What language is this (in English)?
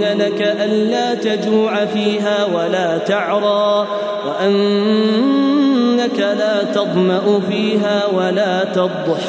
Arabic